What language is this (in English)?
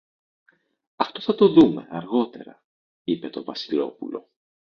Greek